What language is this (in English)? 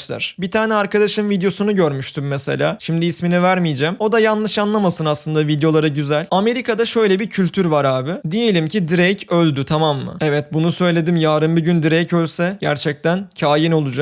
Turkish